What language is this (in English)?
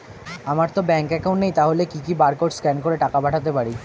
Bangla